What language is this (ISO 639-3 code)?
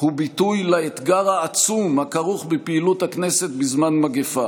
heb